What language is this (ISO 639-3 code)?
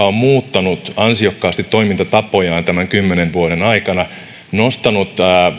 fin